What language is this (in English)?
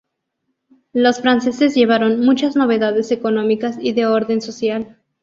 Spanish